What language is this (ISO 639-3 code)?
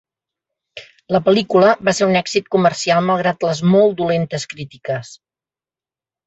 cat